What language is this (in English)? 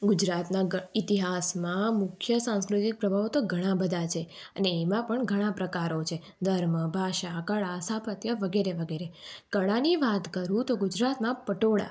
Gujarati